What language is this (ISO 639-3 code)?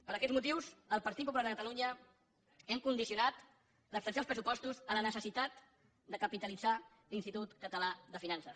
cat